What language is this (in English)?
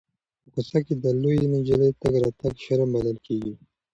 Pashto